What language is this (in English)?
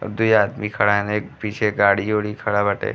Bhojpuri